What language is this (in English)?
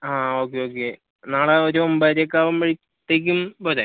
Malayalam